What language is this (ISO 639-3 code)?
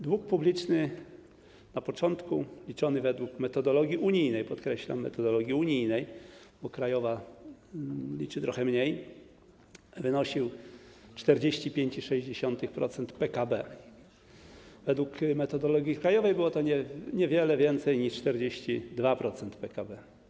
pol